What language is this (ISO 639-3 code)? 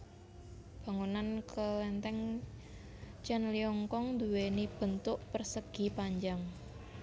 jav